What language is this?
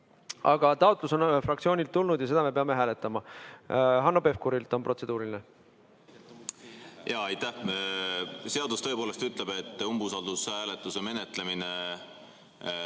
Estonian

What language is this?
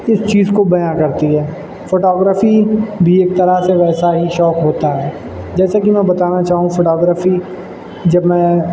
Urdu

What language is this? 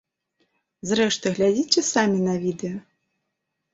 Belarusian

